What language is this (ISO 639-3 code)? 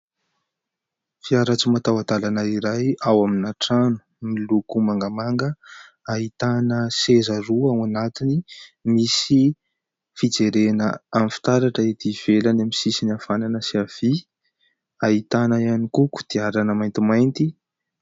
mlg